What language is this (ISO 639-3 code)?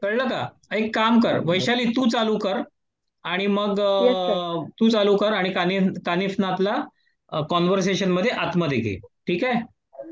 mar